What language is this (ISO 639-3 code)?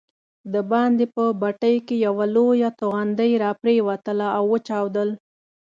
pus